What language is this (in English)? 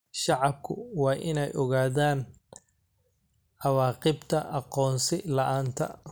Somali